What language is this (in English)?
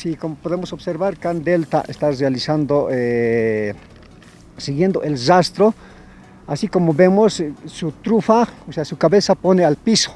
Spanish